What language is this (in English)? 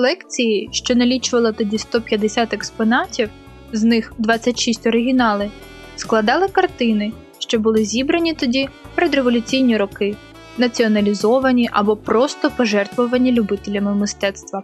Ukrainian